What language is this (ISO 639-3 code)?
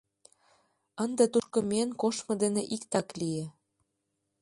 chm